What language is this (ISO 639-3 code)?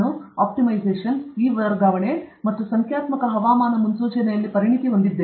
kan